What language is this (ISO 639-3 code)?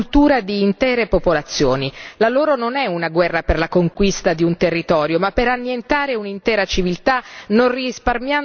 ita